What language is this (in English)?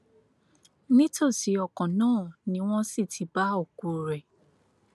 Yoruba